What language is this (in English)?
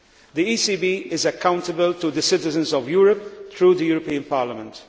English